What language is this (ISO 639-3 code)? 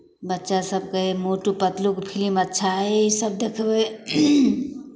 mai